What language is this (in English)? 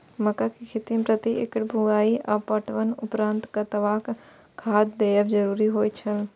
Maithili